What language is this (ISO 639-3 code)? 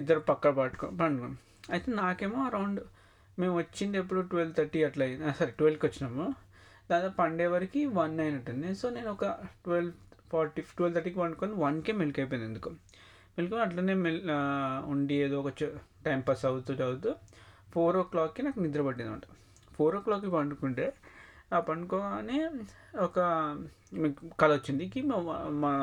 tel